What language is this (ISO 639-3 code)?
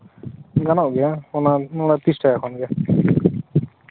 sat